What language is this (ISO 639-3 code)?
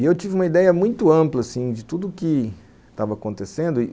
por